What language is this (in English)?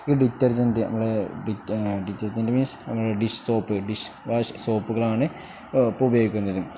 Malayalam